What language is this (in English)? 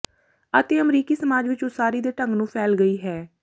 Punjabi